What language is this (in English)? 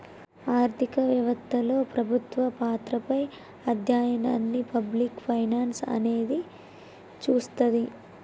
Telugu